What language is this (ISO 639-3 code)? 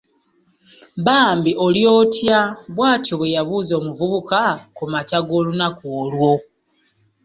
lug